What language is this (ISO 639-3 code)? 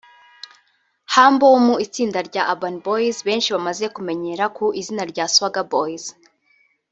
kin